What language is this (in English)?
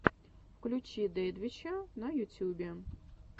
Russian